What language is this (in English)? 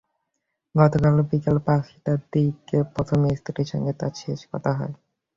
Bangla